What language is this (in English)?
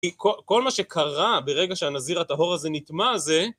Hebrew